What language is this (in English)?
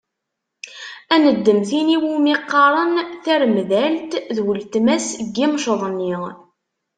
Kabyle